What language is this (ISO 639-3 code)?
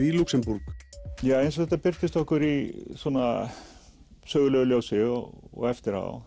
isl